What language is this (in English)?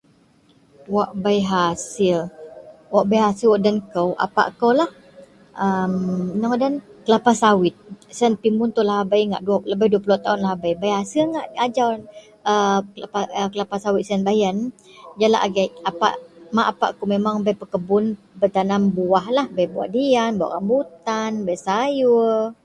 Central Melanau